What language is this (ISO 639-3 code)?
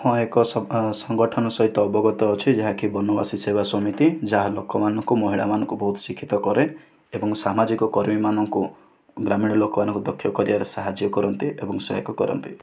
ori